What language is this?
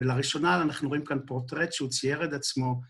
Hebrew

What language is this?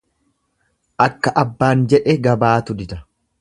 Oromo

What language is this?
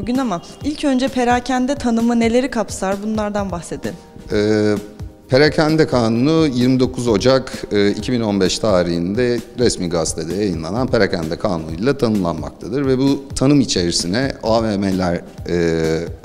Turkish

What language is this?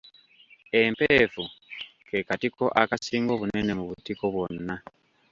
Ganda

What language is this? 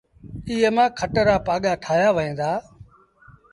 Sindhi Bhil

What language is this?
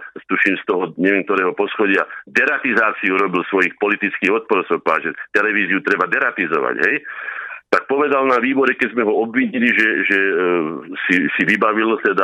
Slovak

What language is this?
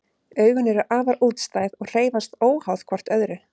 Icelandic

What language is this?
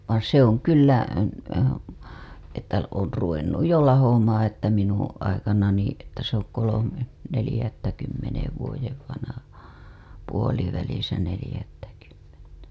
Finnish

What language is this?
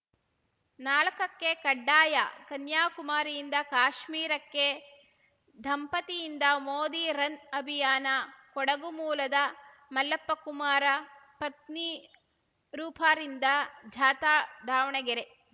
Kannada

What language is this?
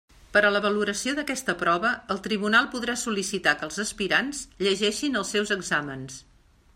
Catalan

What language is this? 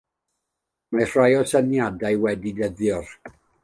Welsh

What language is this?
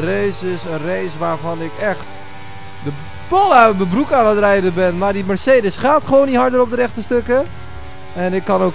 Dutch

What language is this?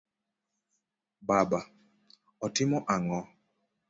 Luo (Kenya and Tanzania)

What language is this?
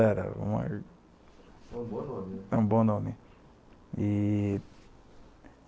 Portuguese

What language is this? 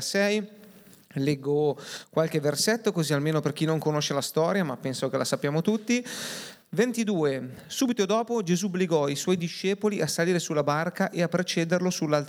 Italian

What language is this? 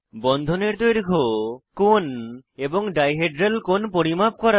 Bangla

